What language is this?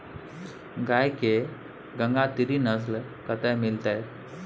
Maithili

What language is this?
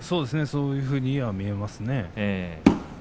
Japanese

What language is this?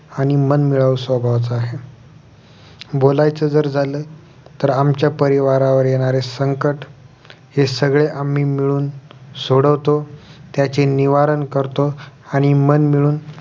Marathi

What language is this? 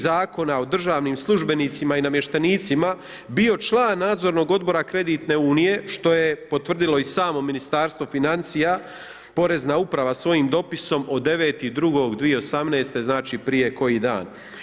Croatian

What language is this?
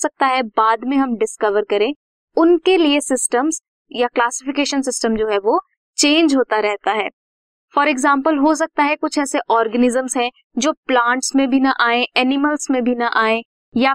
Hindi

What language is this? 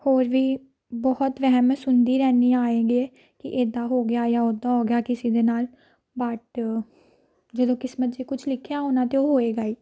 Punjabi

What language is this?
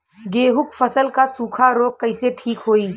Bhojpuri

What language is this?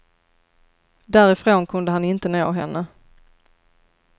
Swedish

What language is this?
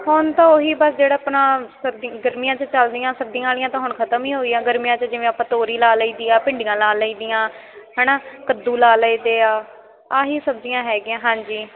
Punjabi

